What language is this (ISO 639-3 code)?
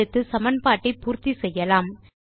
tam